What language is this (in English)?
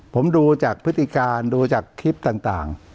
Thai